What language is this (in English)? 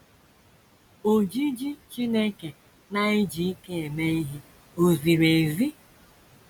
Igbo